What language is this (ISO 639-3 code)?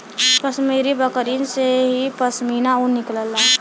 bho